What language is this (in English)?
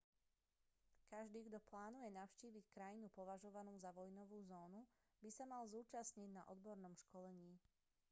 Slovak